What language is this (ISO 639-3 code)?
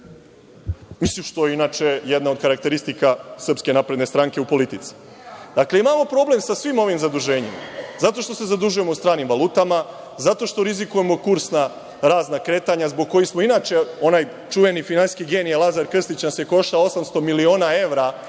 srp